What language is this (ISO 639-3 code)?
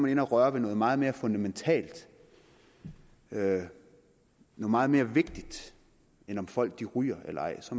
dan